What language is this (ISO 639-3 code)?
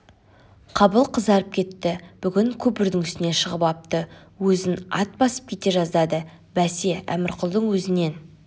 kaz